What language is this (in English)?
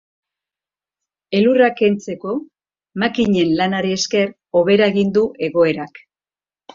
Basque